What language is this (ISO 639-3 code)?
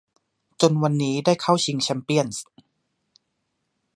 tha